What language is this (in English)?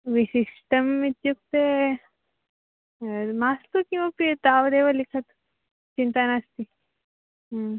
Sanskrit